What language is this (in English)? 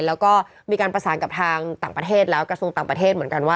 Thai